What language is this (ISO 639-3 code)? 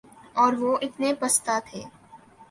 urd